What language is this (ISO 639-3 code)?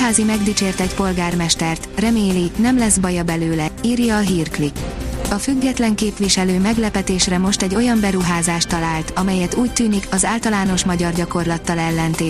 hun